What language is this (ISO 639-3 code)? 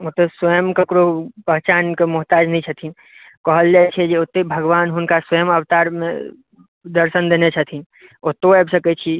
mai